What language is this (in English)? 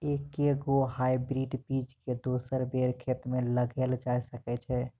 Maithili